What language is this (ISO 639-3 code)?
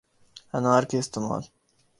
urd